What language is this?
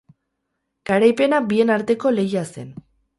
Basque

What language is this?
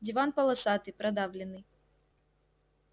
Russian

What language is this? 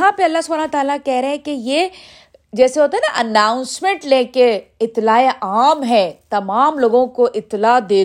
Urdu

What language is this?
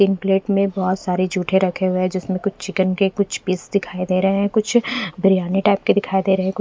Hindi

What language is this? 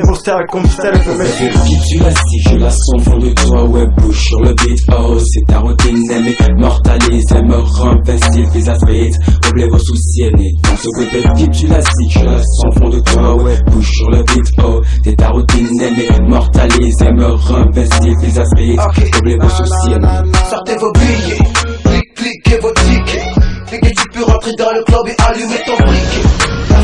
French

